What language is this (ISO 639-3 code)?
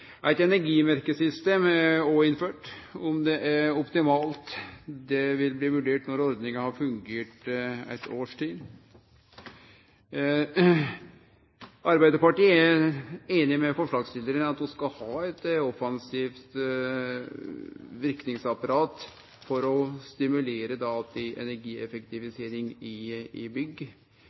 nno